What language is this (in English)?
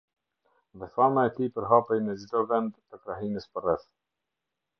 Albanian